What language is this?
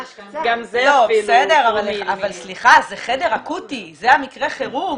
Hebrew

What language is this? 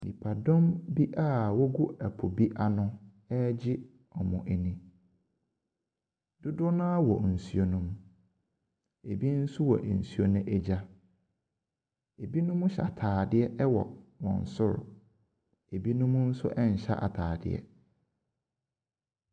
Akan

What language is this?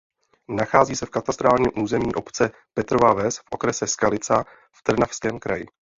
Czech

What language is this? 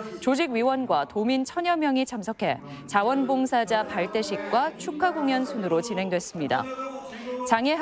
Korean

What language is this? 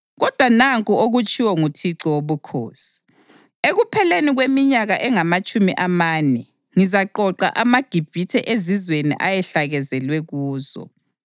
North Ndebele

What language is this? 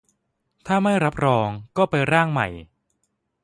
Thai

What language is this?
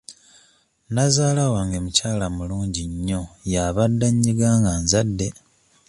Ganda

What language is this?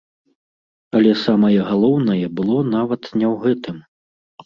Belarusian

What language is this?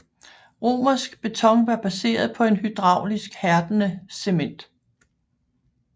Danish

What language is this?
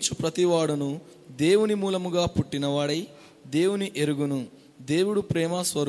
Telugu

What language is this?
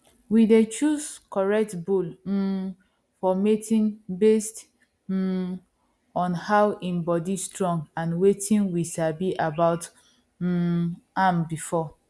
Nigerian Pidgin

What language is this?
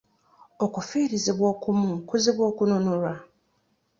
Ganda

